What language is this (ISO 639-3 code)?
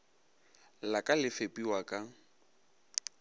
nso